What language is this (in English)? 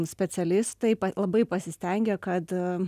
Lithuanian